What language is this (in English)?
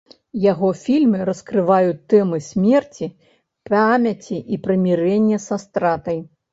Belarusian